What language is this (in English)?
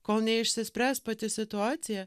Lithuanian